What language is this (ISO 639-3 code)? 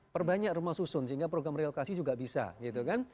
ind